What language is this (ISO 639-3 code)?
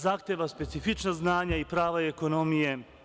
srp